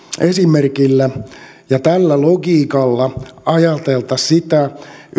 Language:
Finnish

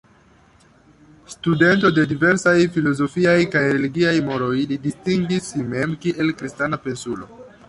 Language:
Esperanto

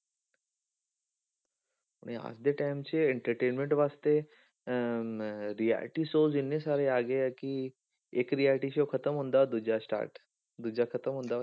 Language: Punjabi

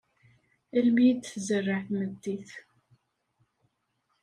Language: Kabyle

